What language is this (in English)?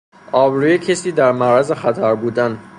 Persian